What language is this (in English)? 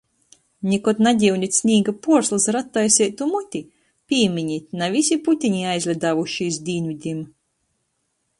Latgalian